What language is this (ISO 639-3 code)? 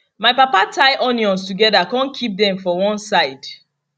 pcm